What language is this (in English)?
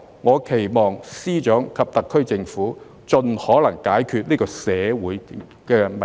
Cantonese